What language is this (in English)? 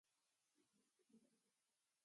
Spanish